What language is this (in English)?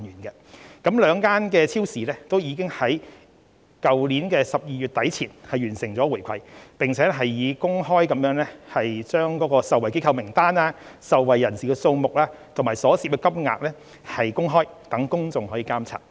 Cantonese